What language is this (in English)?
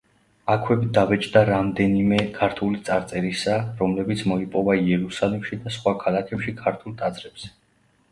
Georgian